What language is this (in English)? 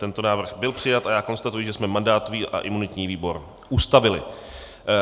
Czech